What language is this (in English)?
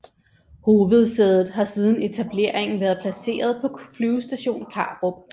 Danish